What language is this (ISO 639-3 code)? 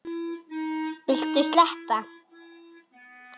isl